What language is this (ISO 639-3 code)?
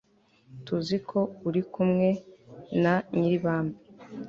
kin